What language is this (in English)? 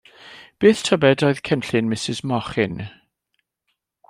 Welsh